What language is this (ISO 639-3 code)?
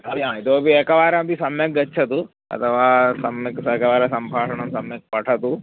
san